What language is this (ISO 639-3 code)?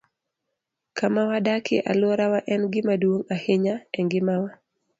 luo